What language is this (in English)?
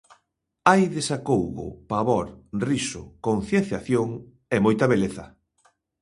Galician